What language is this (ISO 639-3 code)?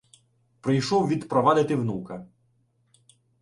ukr